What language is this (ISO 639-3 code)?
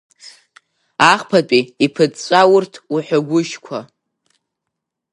abk